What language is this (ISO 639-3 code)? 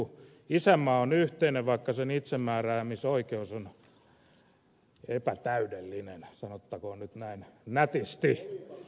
fin